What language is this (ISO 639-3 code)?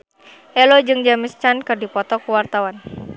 sun